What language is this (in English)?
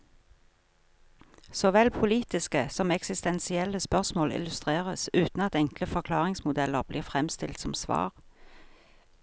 Norwegian